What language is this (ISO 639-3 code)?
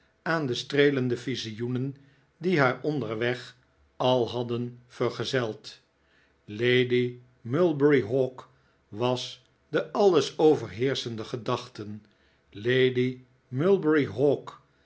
nld